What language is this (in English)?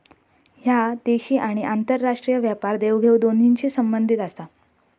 Marathi